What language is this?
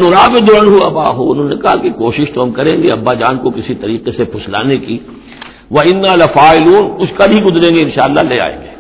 Urdu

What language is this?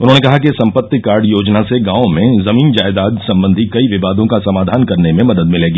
Hindi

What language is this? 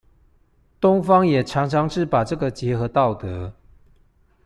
Chinese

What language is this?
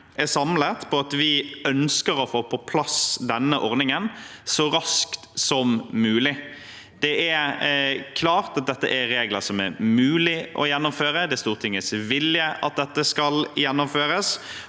Norwegian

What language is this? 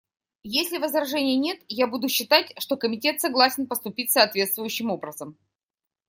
Russian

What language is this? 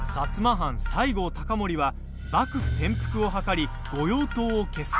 Japanese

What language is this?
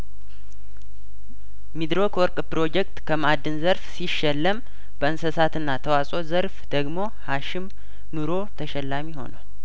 Amharic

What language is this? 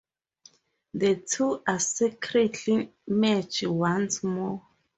English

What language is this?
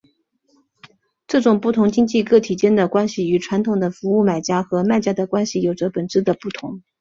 Chinese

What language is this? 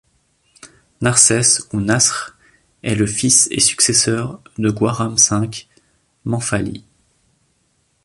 French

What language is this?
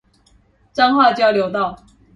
Chinese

